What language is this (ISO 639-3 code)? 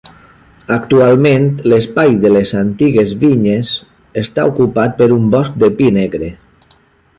cat